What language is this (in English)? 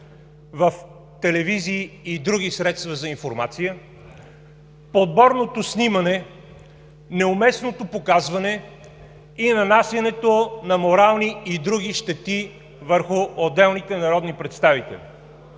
Bulgarian